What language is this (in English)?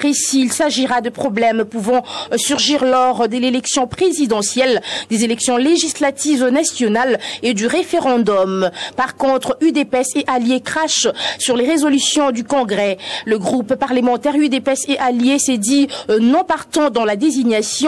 French